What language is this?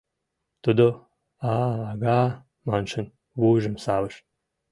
Mari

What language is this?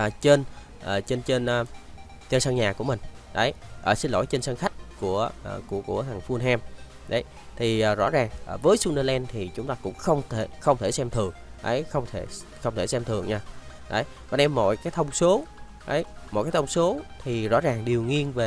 Vietnamese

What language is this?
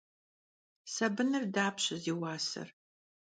Kabardian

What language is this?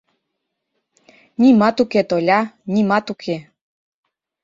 Mari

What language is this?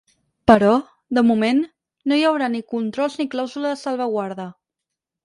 Catalan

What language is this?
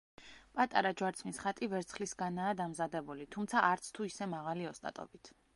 Georgian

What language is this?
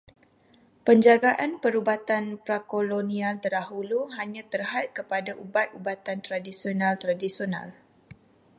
Malay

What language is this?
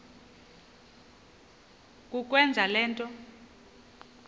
Xhosa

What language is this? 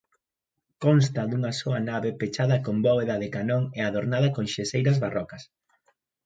Galician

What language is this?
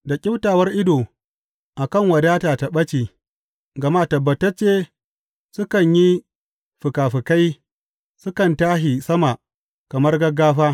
Hausa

